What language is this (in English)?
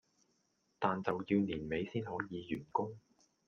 Cantonese